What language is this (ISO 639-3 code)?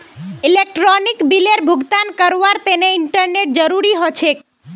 mag